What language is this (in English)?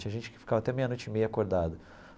Portuguese